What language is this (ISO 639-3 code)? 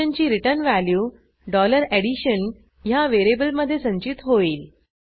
mar